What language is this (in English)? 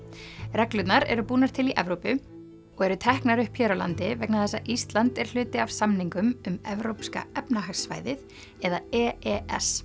Icelandic